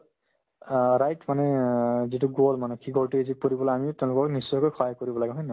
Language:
Assamese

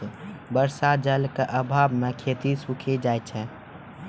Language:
Maithili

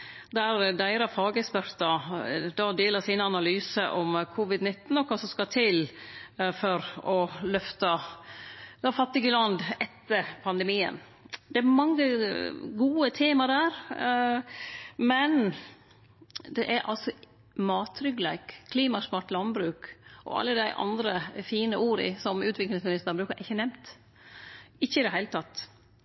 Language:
Norwegian Nynorsk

